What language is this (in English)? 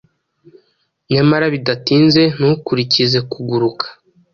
Kinyarwanda